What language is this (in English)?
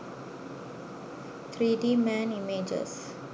Sinhala